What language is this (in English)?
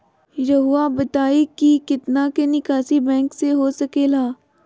Magahi